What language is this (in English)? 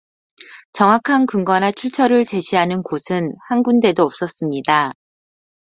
Korean